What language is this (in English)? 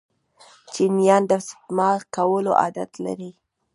Pashto